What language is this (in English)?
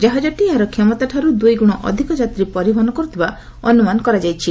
Odia